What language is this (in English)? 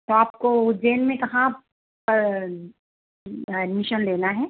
Hindi